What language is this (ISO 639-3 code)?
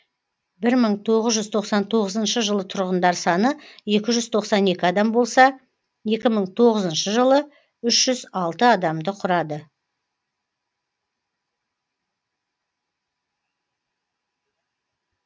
kaz